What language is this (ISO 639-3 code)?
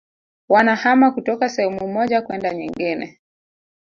swa